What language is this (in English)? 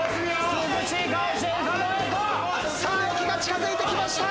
Japanese